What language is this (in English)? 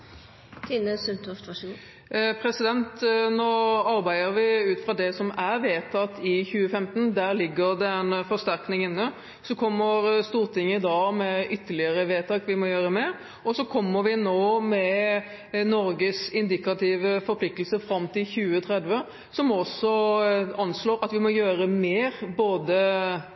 Norwegian Bokmål